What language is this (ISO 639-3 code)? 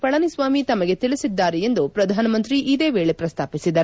kan